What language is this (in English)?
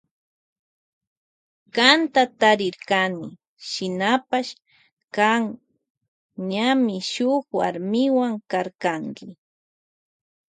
Loja Highland Quichua